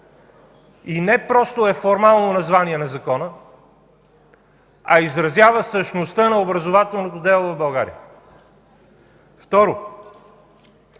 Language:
Bulgarian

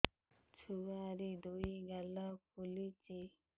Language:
Odia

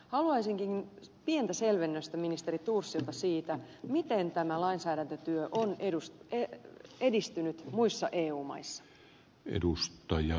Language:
Finnish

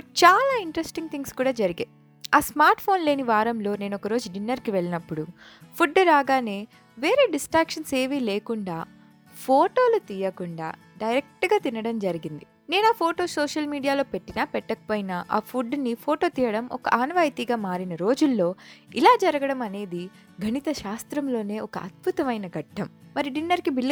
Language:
Telugu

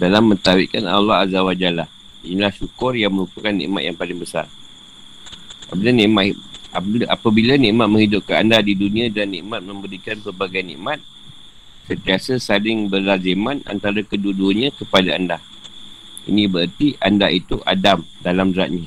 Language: Malay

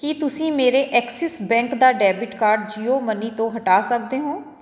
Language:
Punjabi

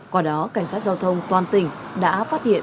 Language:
Vietnamese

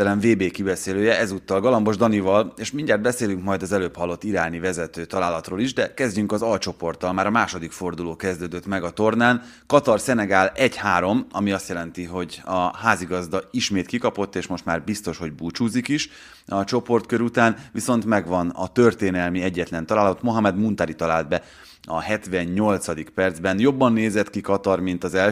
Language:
Hungarian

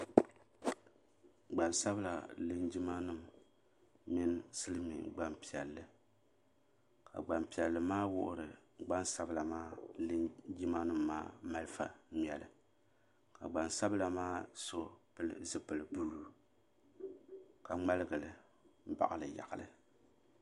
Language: Dagbani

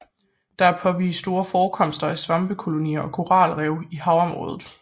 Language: Danish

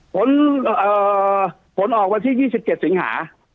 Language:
Thai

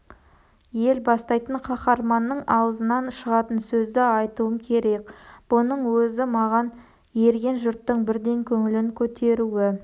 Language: Kazakh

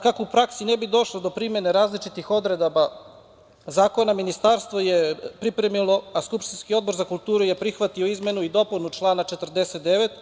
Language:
Serbian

